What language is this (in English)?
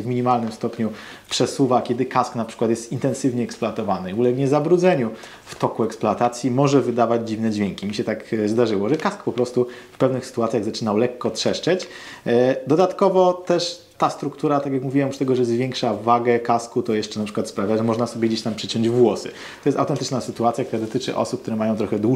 Polish